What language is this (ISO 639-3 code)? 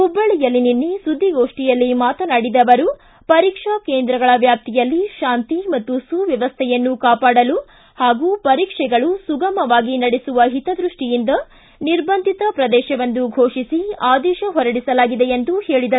kan